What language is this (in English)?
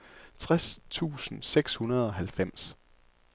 Danish